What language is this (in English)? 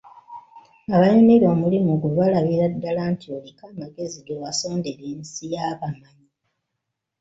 Ganda